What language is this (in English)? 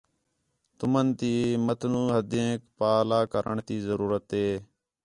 Khetrani